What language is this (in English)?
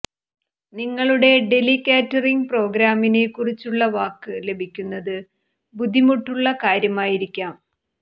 Malayalam